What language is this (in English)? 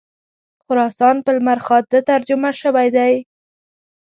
Pashto